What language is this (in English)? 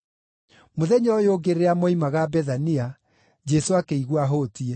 Kikuyu